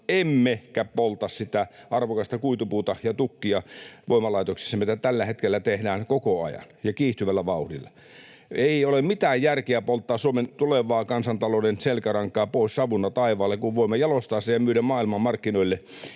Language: Finnish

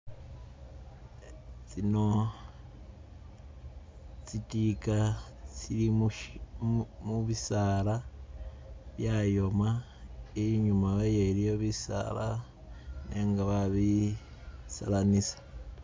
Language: Masaaba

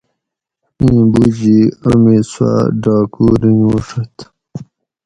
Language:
Gawri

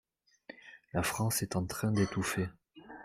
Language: French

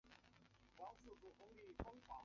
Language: Chinese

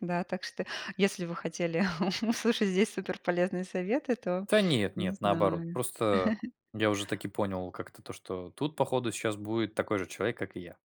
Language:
Russian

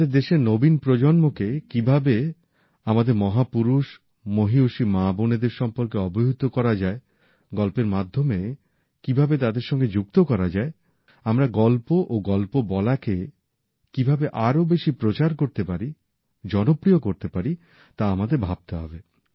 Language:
Bangla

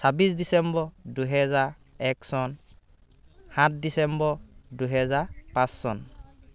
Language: Assamese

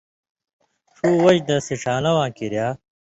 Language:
Indus Kohistani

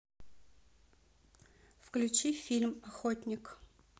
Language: Russian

